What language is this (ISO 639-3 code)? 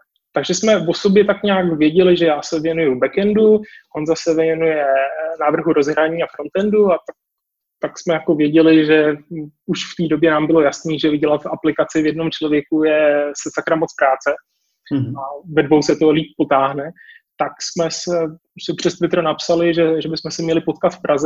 ces